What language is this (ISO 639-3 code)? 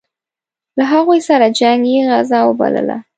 pus